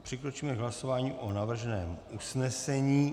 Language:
Czech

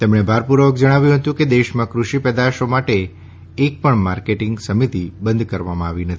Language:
Gujarati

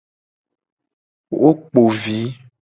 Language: Gen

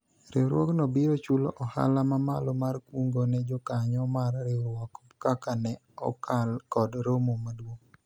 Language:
Luo (Kenya and Tanzania)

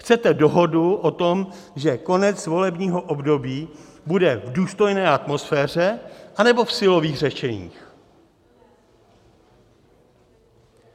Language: Czech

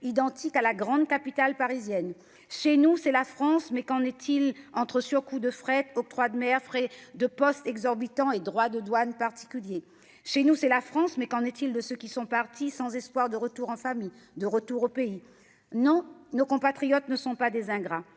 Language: French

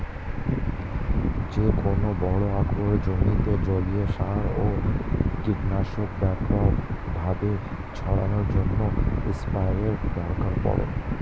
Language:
Bangla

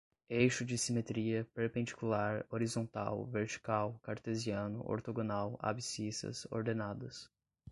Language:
Portuguese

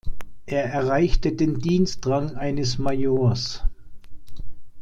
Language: German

